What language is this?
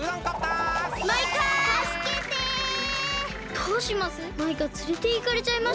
Japanese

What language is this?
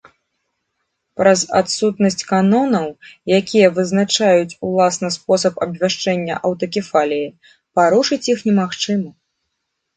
Belarusian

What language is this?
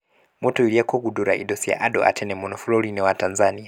Kikuyu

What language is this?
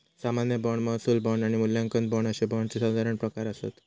Marathi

